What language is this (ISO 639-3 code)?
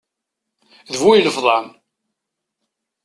kab